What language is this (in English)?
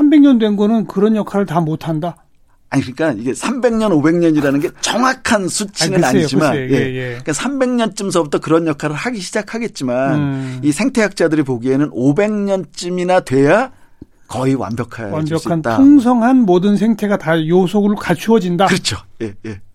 Korean